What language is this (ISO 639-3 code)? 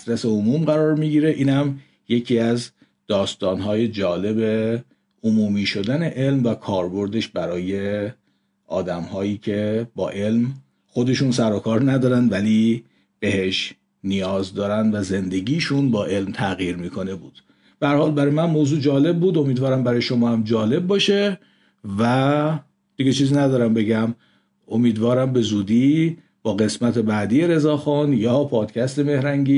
fas